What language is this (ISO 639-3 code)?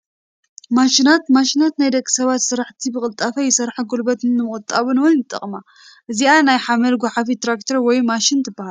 tir